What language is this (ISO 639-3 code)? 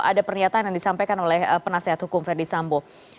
ind